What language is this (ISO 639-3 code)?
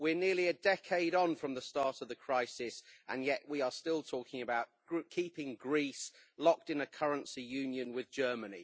eng